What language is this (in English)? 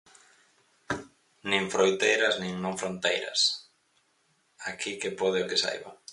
Galician